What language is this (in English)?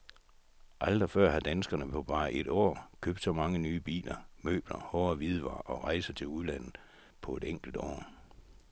Danish